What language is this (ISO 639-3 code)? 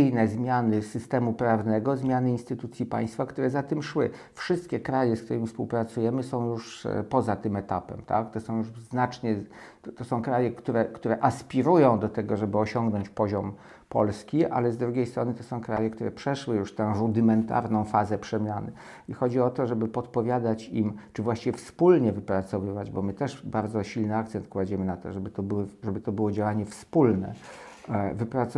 pol